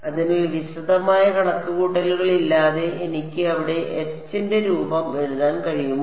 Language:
Malayalam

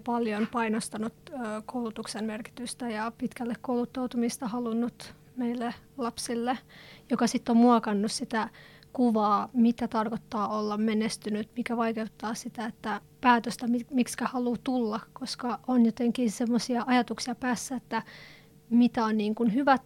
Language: Finnish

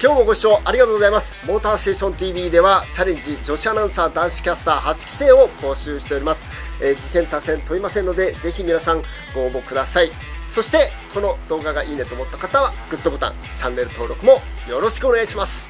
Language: Japanese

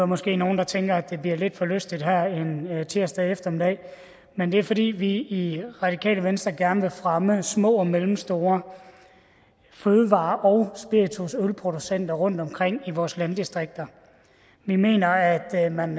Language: Danish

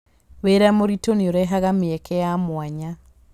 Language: Kikuyu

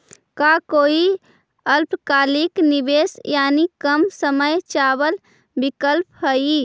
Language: Magahi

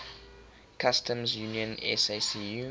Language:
English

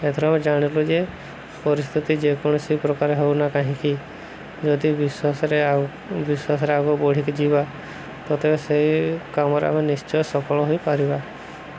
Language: Odia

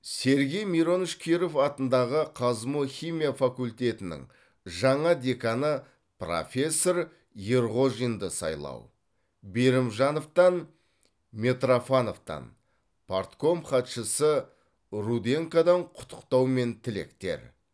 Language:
Kazakh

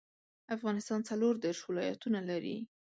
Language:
Pashto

